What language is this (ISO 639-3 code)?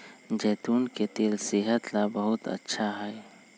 mag